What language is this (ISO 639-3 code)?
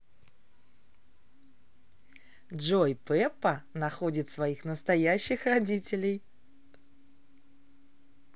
rus